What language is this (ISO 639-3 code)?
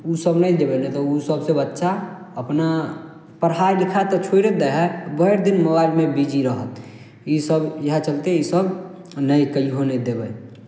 mai